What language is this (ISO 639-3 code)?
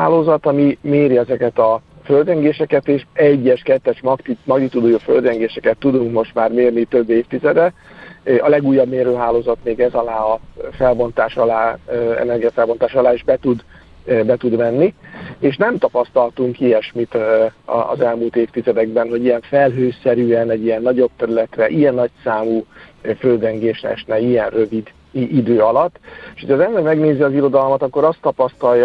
hun